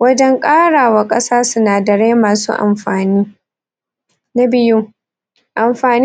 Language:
Hausa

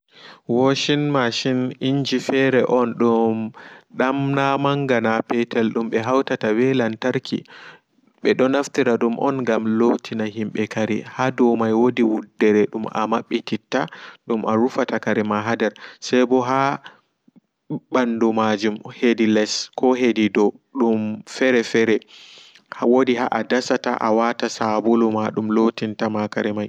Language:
Fula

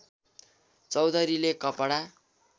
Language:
Nepali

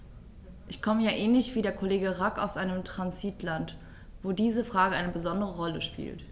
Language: German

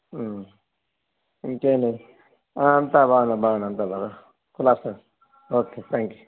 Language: Telugu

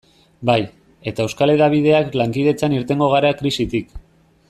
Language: Basque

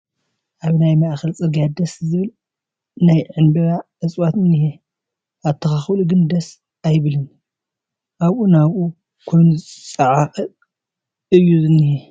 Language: Tigrinya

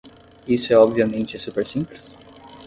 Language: Portuguese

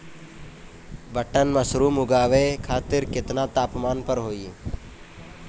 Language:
Bhojpuri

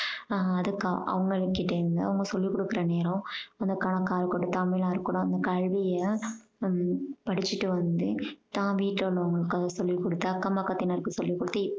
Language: Tamil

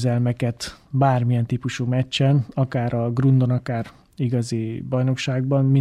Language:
Hungarian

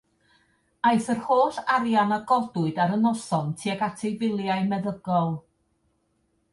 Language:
Welsh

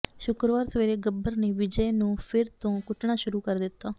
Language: Punjabi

